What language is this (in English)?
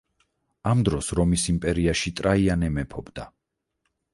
Georgian